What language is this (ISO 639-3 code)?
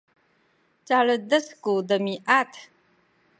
szy